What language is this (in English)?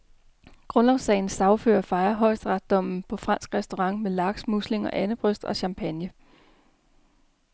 Danish